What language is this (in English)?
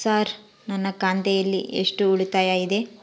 Kannada